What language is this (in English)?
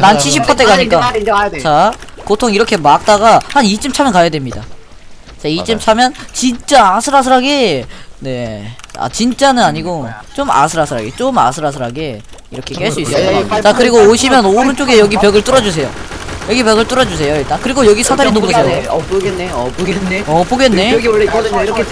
Korean